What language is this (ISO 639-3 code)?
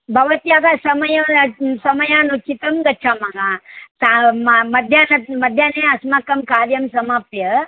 san